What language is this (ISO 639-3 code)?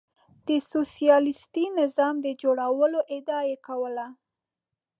pus